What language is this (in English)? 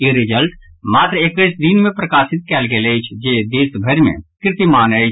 Maithili